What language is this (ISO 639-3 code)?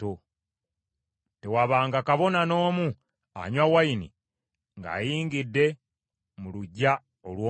lug